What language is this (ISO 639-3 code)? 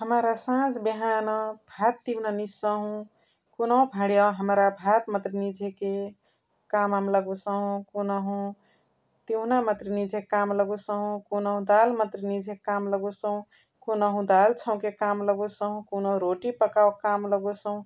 the